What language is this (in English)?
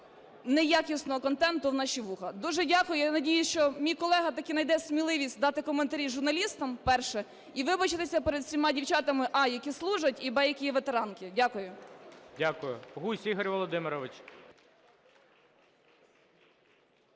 Ukrainian